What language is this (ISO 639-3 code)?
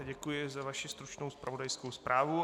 ces